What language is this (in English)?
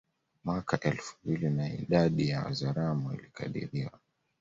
Swahili